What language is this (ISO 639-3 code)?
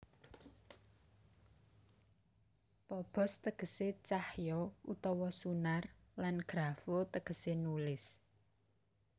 jav